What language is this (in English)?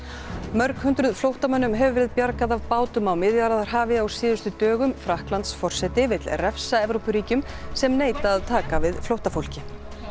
Icelandic